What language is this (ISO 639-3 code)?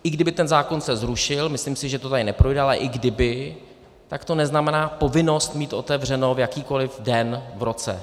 ces